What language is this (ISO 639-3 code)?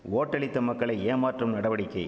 tam